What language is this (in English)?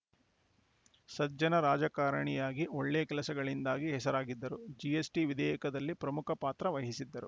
Kannada